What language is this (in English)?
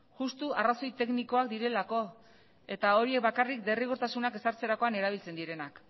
Basque